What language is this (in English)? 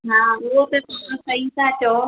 Sindhi